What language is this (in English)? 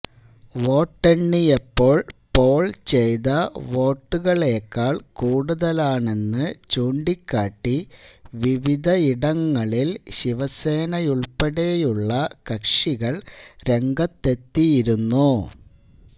Malayalam